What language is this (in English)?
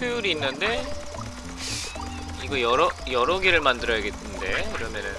Korean